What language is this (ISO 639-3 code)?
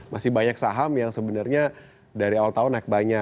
ind